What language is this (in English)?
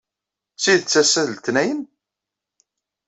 Kabyle